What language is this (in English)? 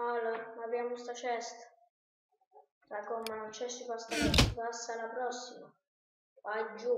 Italian